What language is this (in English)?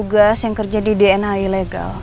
Indonesian